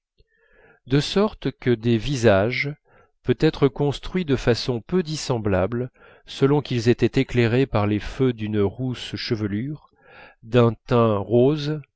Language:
French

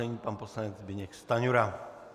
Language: Czech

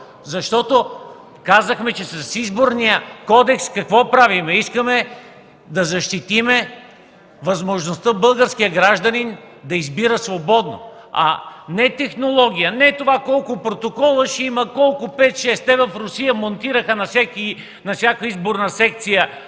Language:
Bulgarian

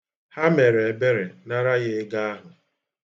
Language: Igbo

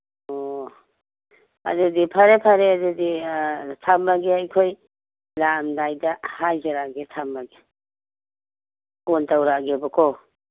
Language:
Manipuri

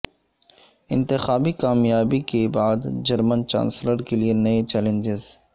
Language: Urdu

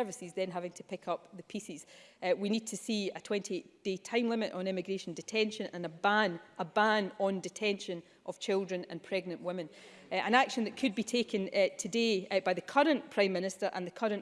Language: English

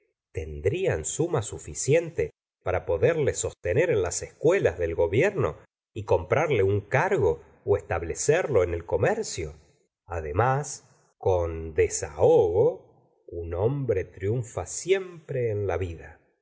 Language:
Spanish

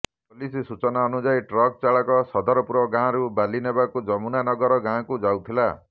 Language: Odia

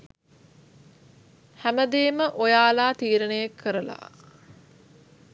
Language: Sinhala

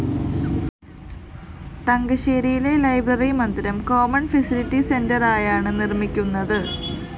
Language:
Malayalam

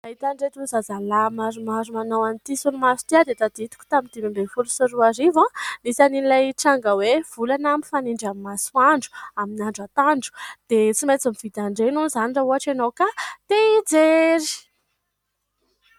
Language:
Malagasy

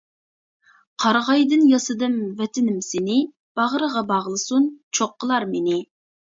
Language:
Uyghur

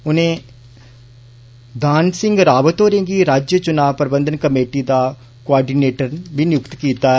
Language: Dogri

